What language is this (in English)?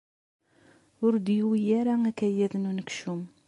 Kabyle